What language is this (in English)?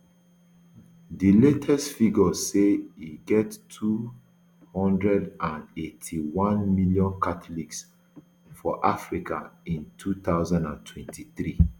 Nigerian Pidgin